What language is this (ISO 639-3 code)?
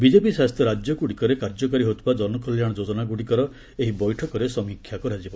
ori